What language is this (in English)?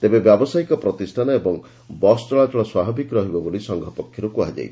Odia